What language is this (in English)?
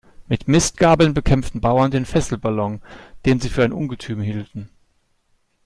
German